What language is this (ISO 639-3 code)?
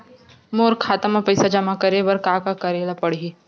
hne